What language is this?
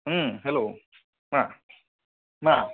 Bodo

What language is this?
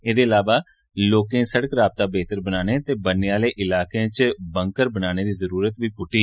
Dogri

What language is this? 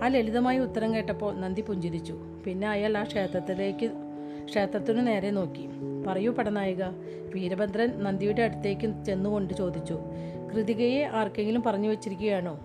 Malayalam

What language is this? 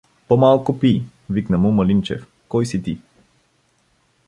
Bulgarian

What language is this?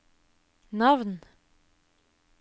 Norwegian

